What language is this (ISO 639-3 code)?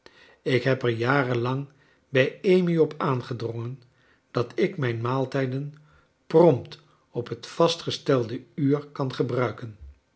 nld